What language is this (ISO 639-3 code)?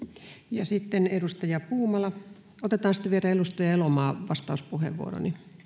fin